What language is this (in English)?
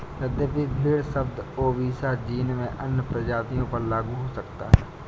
Hindi